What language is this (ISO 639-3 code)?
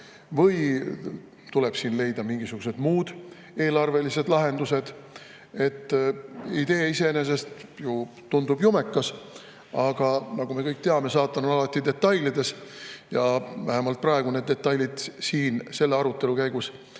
est